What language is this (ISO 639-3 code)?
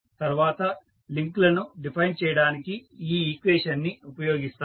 tel